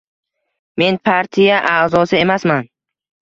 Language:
Uzbek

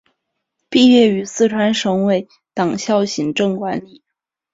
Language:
Chinese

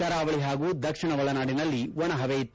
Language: Kannada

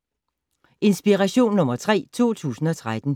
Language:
Danish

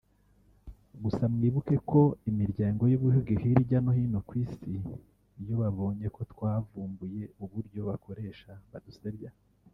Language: Kinyarwanda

